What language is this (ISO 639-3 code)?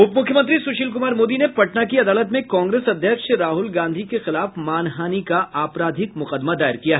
hin